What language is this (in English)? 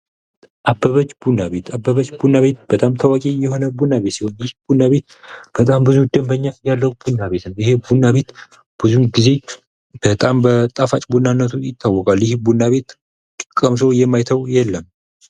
Amharic